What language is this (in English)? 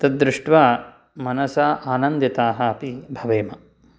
Sanskrit